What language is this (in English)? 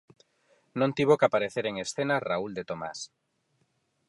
Galician